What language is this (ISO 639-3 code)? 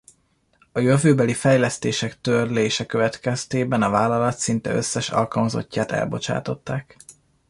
hun